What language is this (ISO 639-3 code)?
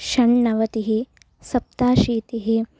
san